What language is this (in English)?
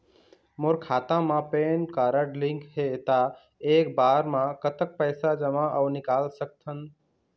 Chhattisgarhi